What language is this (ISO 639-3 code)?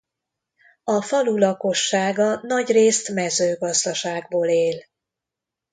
hun